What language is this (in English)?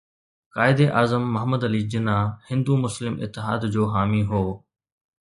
Sindhi